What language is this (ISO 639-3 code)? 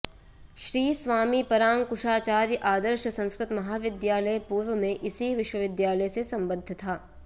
san